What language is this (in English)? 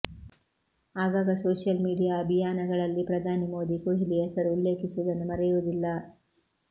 Kannada